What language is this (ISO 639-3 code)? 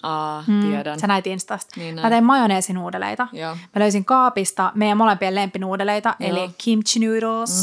fin